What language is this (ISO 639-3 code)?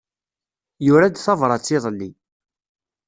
kab